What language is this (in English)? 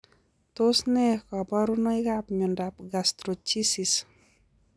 Kalenjin